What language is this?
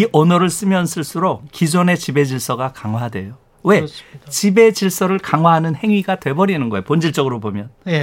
Korean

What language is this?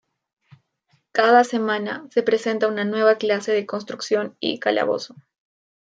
Spanish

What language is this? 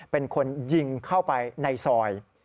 Thai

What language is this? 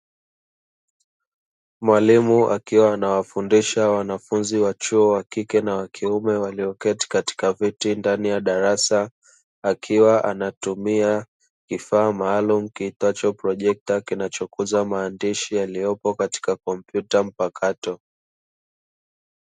Swahili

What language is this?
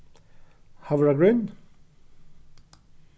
Faroese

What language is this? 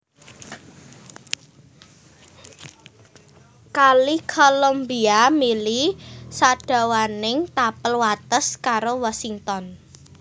Javanese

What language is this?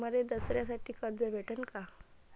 Marathi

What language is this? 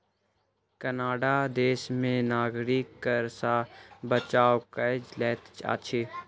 Maithili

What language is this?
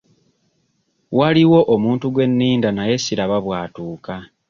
Ganda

